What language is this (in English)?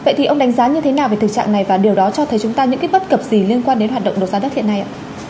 Vietnamese